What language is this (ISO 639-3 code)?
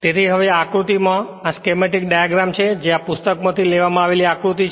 guj